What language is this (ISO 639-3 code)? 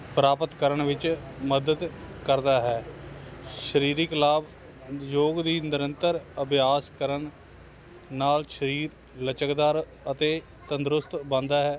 pan